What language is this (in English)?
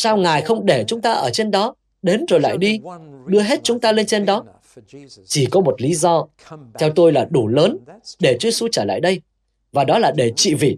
Vietnamese